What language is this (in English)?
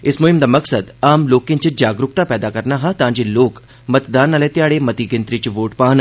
Dogri